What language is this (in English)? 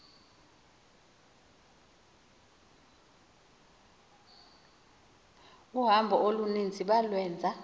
Xhosa